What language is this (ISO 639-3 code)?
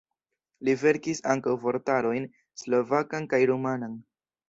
epo